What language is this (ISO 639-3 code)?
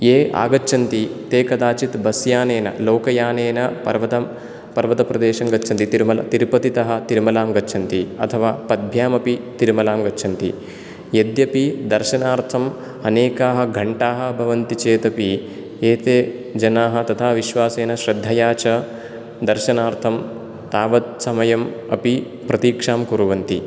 san